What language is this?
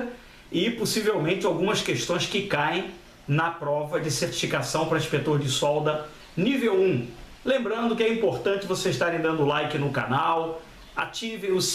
Portuguese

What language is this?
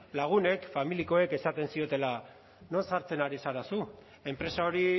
Basque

